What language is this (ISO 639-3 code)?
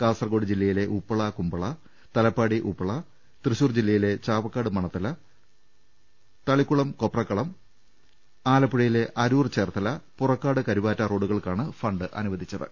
mal